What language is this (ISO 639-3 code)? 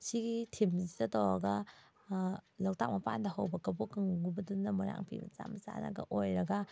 mni